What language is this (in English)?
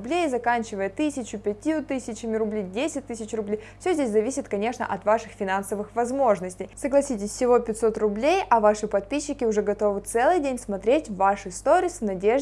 Russian